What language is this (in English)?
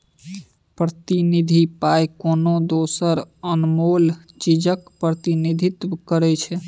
Maithili